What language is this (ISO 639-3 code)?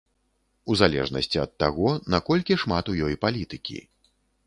bel